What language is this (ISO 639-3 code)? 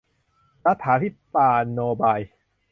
tha